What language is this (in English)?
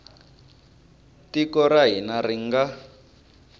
Tsonga